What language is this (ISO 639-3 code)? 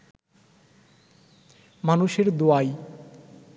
ben